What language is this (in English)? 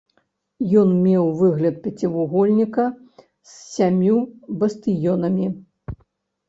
Belarusian